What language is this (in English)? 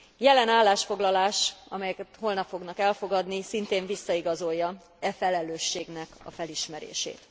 Hungarian